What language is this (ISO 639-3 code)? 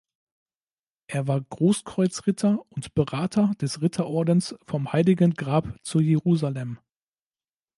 deu